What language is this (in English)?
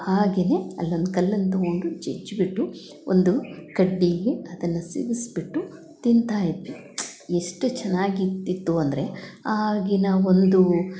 Kannada